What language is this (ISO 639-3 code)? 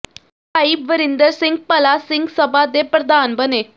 pan